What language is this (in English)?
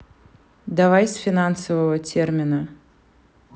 Russian